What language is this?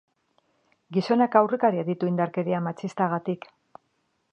Basque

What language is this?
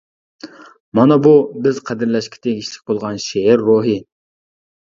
Uyghur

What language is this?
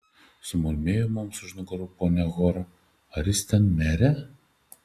Lithuanian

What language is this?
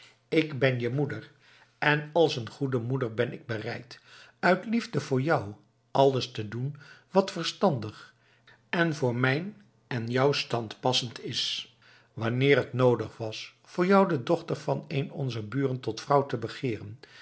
Dutch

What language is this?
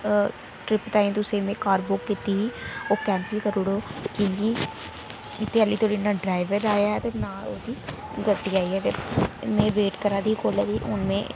Dogri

